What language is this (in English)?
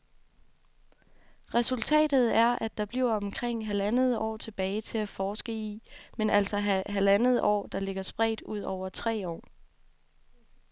Danish